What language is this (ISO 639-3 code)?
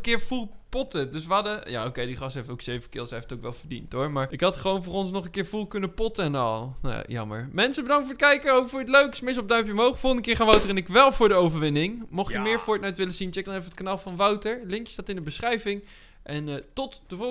nld